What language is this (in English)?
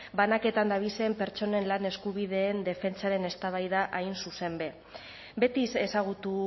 Basque